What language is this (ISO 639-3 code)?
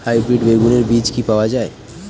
ben